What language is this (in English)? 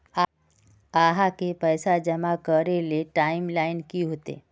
Magahi